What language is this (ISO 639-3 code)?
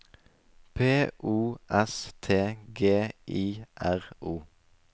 nor